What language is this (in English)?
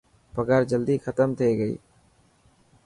Dhatki